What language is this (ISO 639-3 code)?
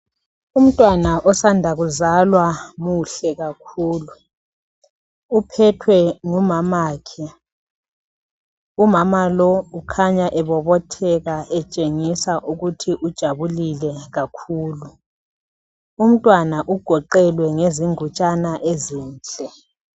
nde